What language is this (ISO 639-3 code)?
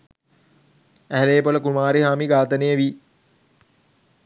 sin